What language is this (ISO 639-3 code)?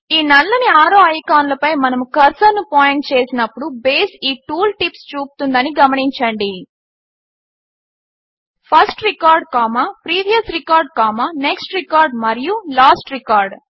tel